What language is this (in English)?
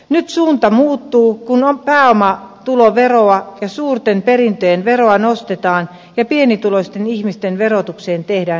Finnish